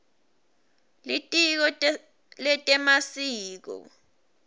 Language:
Swati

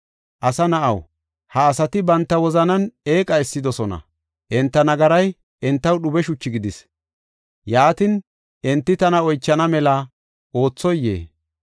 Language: Gofa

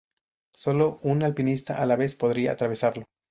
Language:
Spanish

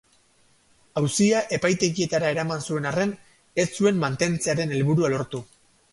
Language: Basque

